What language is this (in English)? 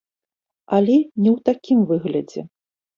Belarusian